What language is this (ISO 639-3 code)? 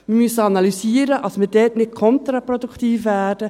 gsw